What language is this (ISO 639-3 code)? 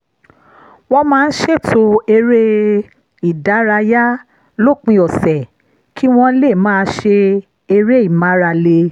yor